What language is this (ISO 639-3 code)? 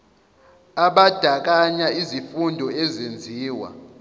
zul